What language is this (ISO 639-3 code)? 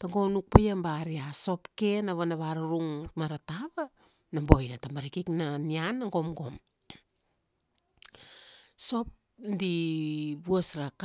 ksd